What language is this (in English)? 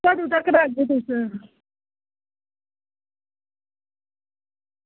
Dogri